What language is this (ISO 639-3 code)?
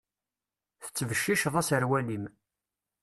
kab